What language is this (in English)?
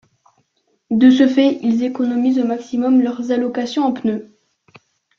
French